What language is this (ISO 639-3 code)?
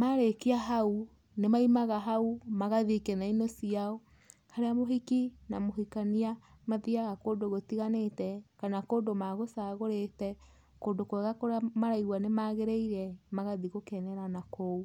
kik